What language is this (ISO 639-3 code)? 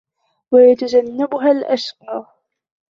ara